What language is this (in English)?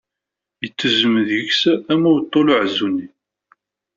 Kabyle